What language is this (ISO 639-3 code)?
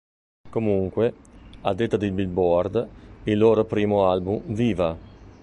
ita